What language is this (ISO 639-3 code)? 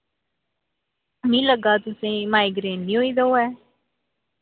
doi